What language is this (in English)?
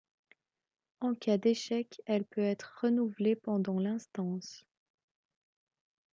French